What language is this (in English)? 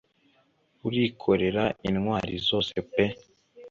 Kinyarwanda